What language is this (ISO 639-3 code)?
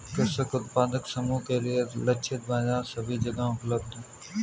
hin